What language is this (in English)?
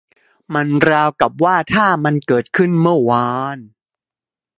Thai